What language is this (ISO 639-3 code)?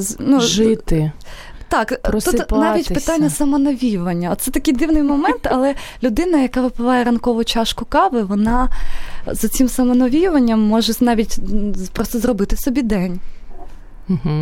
ukr